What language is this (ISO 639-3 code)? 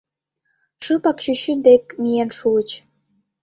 chm